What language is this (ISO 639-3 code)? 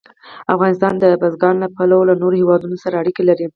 pus